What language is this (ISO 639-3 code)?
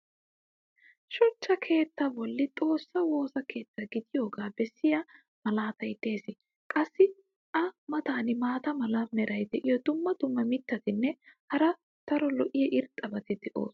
wal